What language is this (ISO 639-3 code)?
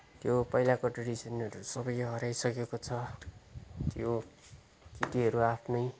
nep